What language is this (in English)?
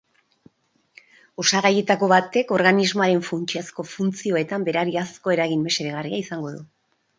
Basque